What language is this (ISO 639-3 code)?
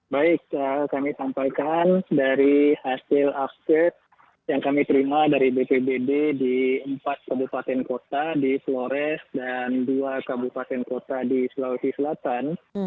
ind